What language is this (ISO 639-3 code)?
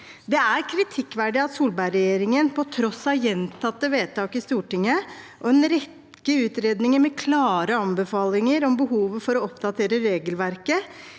nor